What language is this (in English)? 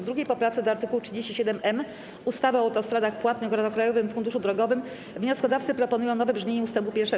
Polish